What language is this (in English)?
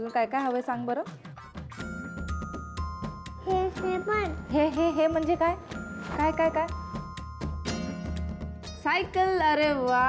Hindi